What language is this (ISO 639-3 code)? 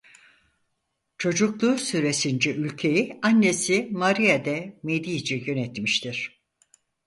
tur